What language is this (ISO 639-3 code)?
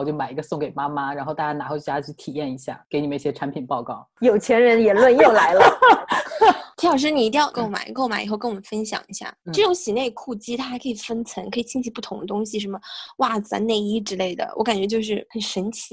zho